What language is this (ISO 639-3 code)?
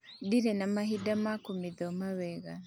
kik